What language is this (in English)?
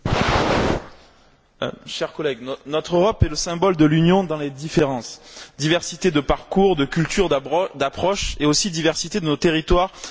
French